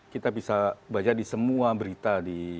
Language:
Indonesian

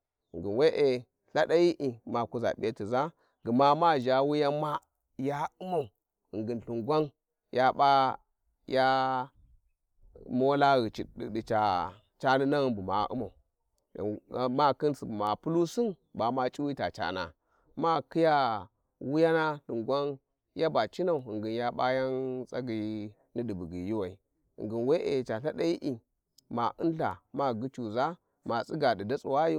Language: Warji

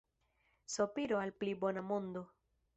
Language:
Esperanto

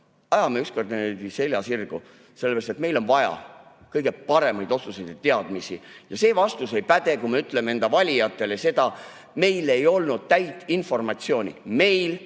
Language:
Estonian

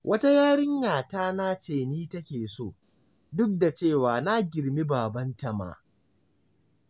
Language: Hausa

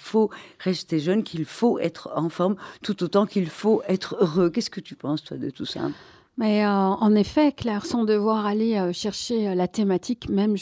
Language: French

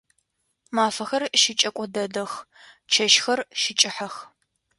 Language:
Adyghe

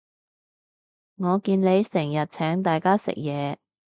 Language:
Cantonese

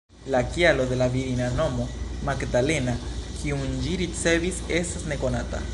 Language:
Esperanto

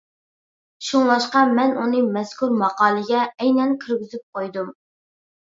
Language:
Uyghur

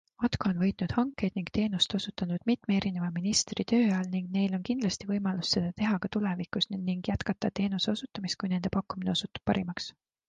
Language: Estonian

